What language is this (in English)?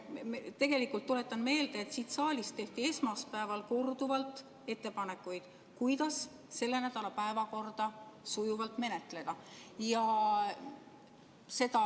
Estonian